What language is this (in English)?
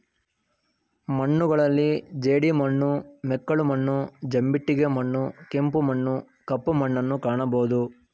Kannada